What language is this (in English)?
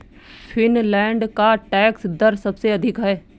Hindi